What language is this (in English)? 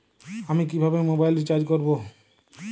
Bangla